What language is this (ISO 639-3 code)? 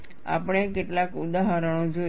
guj